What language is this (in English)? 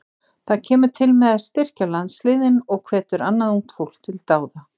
Icelandic